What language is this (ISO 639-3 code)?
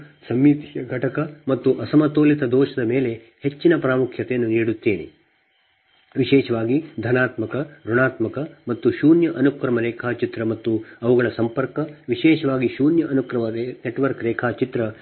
kan